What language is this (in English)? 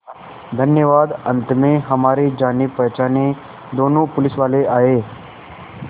Hindi